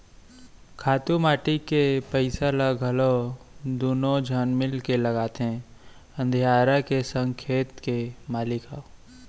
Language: Chhattisgarhi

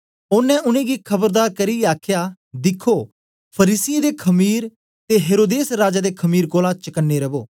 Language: Dogri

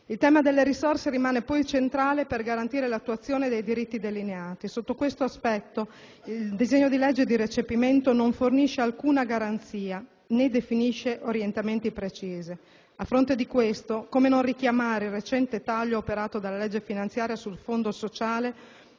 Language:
Italian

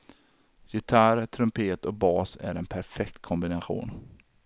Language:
Swedish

